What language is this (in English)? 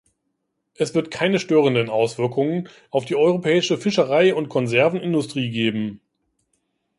German